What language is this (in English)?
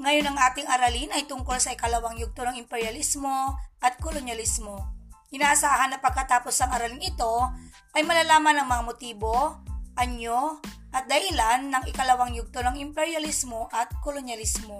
Filipino